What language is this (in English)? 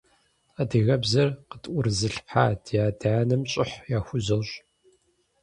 Kabardian